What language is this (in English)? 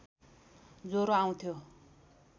Nepali